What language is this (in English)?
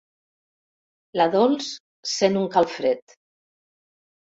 Catalan